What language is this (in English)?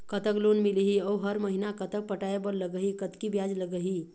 Chhattisgarhi